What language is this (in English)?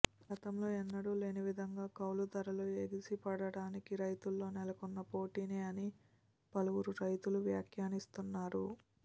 Telugu